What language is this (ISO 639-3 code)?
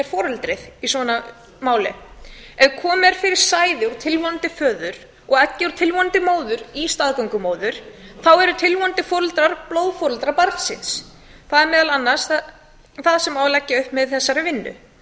isl